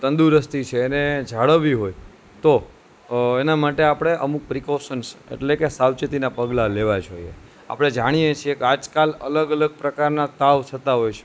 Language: Gujarati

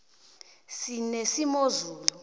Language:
South Ndebele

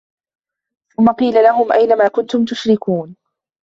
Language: Arabic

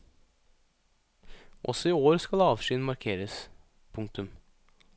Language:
Norwegian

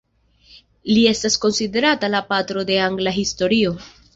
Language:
Esperanto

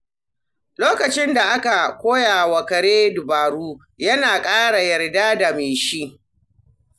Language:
Hausa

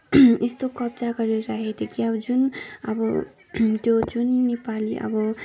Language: Nepali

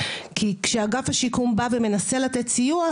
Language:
Hebrew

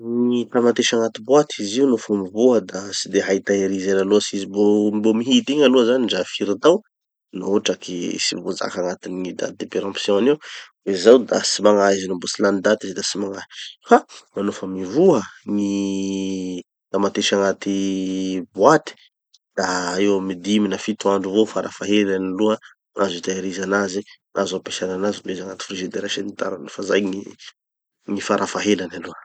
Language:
Tanosy Malagasy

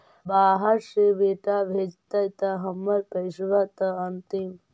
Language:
Magahi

